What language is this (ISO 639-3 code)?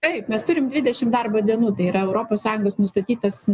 lit